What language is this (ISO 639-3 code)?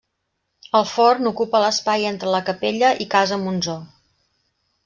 cat